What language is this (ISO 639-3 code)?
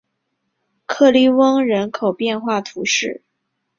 zho